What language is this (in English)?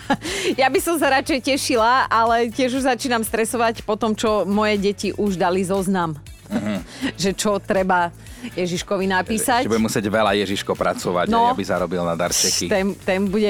Slovak